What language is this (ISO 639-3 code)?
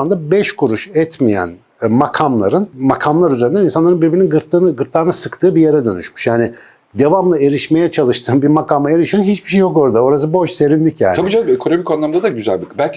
tur